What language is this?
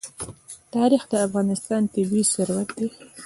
Pashto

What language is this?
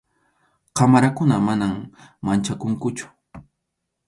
Arequipa-La Unión Quechua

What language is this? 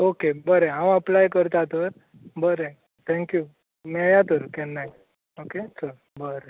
Konkani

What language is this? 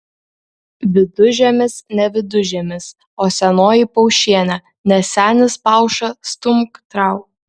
Lithuanian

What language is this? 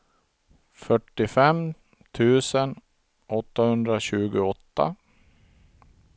Swedish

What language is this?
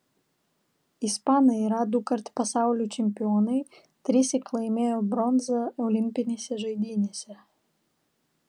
Lithuanian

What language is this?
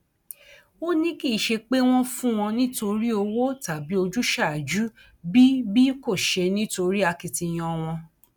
Yoruba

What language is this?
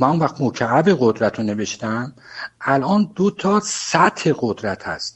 Persian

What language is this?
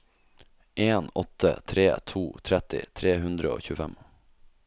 Norwegian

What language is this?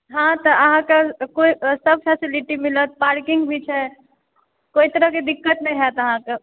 Maithili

